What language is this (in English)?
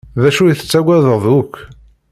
Kabyle